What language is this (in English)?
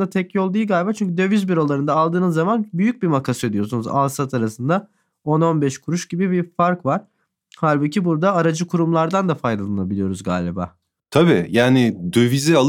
Turkish